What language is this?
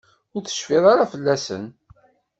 Kabyle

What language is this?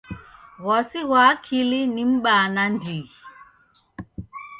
Taita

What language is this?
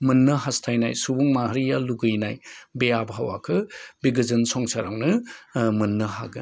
Bodo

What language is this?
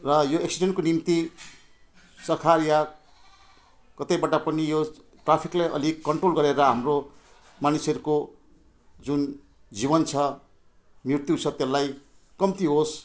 Nepali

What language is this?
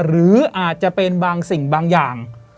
Thai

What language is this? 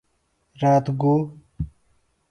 Phalura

